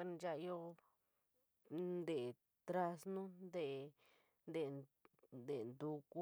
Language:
San Miguel El Grande Mixtec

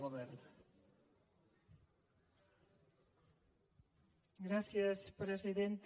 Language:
Catalan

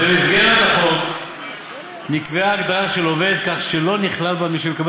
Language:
Hebrew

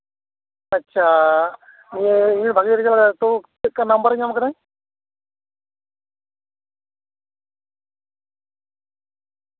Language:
Santali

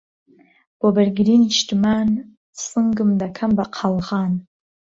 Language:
Central Kurdish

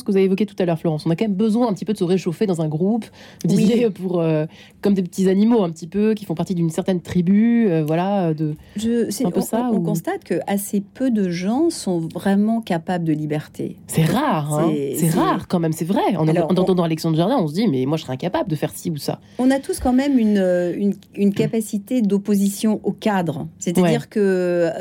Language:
French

